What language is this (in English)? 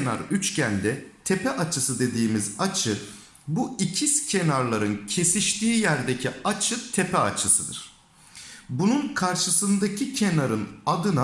Turkish